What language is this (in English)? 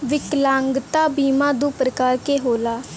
Bhojpuri